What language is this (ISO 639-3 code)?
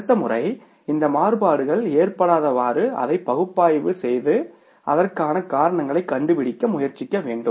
tam